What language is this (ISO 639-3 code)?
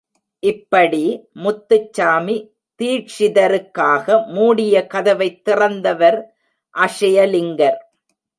tam